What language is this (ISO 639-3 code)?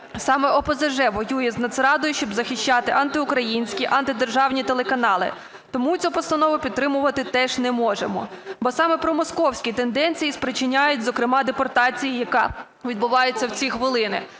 ukr